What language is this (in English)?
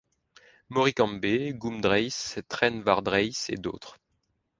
French